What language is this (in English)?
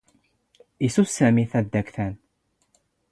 Standard Moroccan Tamazight